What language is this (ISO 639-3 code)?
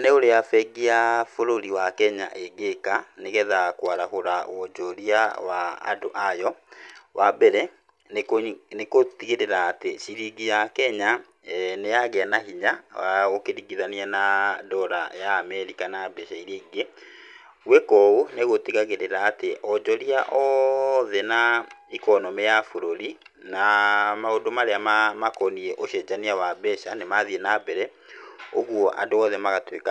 kik